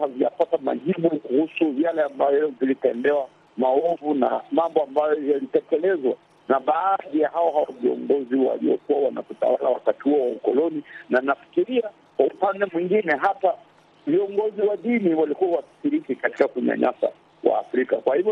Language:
Swahili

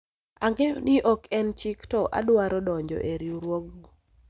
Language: Luo (Kenya and Tanzania)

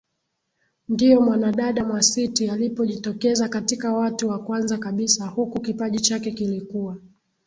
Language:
Swahili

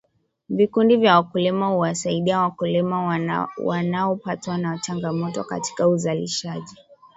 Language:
Swahili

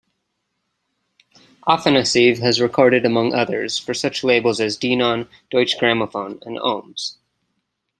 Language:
English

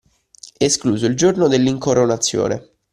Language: Italian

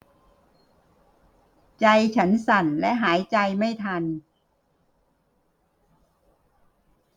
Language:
Thai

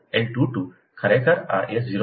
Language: Gujarati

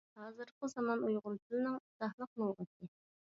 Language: Uyghur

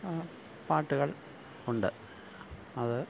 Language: Malayalam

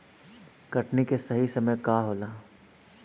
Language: Bhojpuri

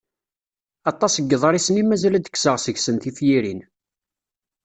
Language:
Kabyle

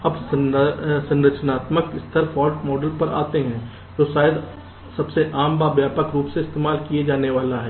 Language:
Hindi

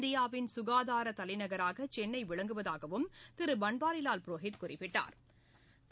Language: Tamil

